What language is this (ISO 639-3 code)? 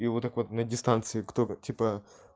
rus